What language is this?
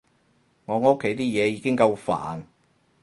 Cantonese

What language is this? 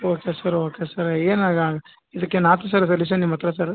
Kannada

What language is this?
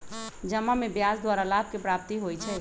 Magahi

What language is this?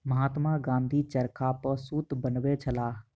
Maithili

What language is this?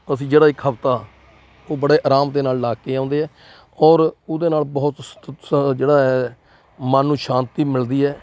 Punjabi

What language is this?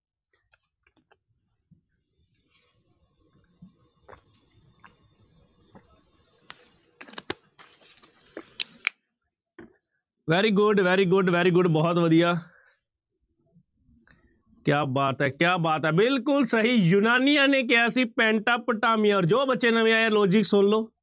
Punjabi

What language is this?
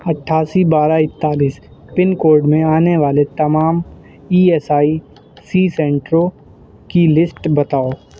Urdu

